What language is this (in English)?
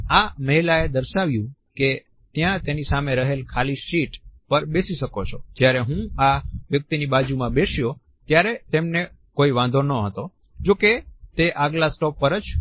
Gujarati